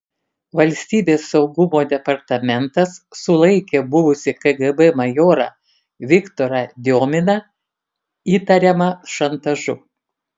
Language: Lithuanian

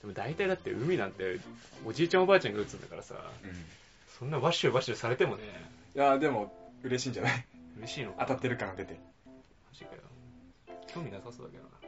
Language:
Japanese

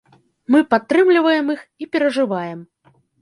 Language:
Belarusian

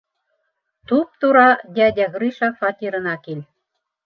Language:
Bashkir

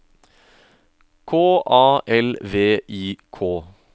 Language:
Norwegian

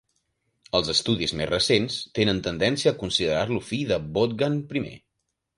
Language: Catalan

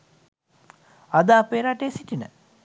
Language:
Sinhala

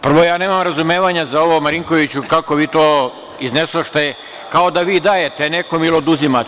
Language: Serbian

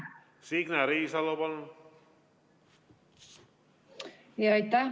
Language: Estonian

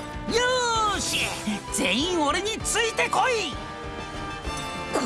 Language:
Japanese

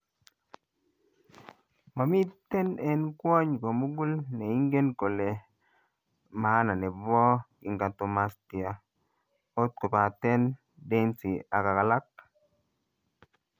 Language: Kalenjin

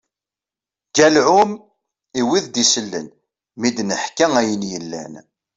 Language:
Kabyle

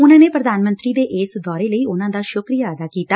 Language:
Punjabi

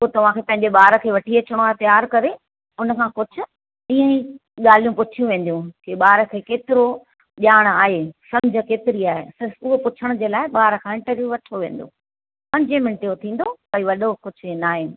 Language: Sindhi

